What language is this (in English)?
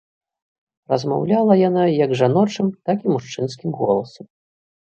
Belarusian